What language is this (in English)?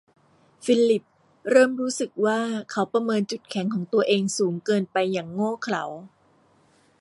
Thai